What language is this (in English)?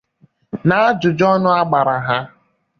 Igbo